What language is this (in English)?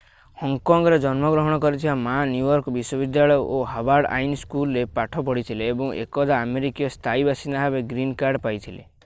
Odia